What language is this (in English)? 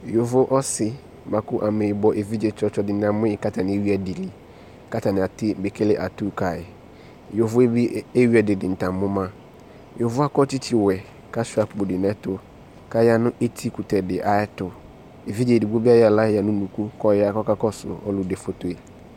Ikposo